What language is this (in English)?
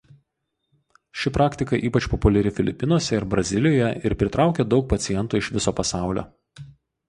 Lithuanian